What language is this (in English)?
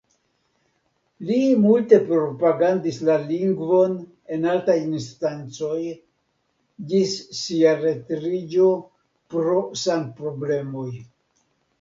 Esperanto